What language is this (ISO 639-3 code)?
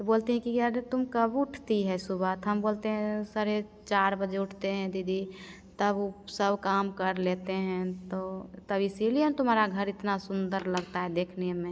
hin